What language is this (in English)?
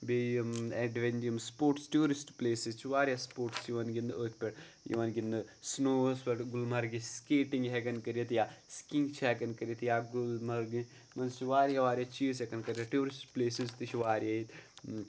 Kashmiri